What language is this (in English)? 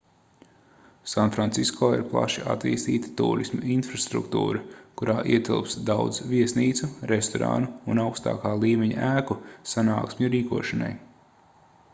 Latvian